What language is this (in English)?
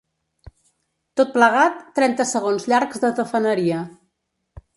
Catalan